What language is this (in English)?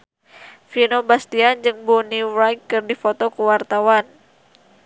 Sundanese